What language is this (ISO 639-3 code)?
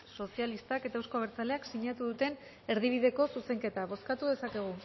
eus